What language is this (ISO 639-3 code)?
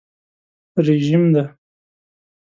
pus